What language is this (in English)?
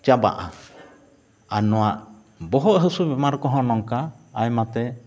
Santali